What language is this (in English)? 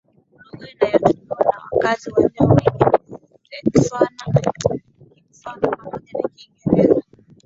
Swahili